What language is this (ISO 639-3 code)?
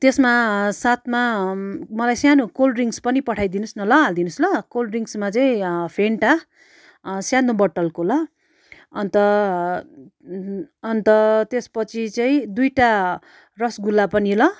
nep